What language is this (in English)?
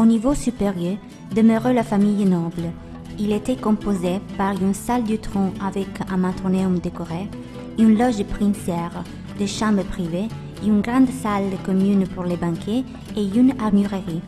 French